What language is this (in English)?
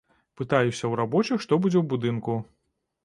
Belarusian